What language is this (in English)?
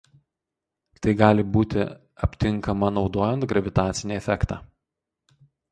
Lithuanian